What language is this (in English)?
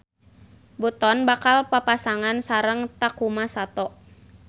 Sundanese